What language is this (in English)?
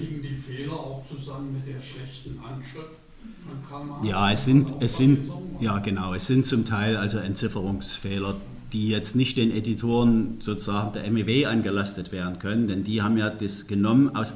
German